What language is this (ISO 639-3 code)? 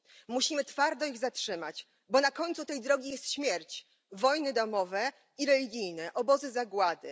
pol